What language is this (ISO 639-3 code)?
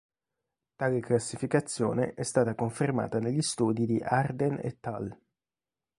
ita